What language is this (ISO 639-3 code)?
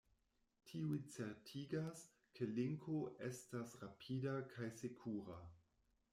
epo